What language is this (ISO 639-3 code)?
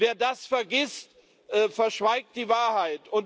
deu